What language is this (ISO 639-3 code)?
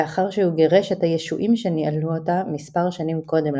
heb